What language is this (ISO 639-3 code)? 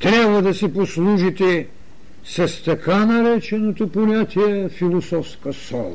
bul